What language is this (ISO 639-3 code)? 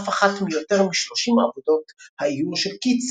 heb